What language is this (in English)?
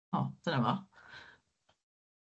Welsh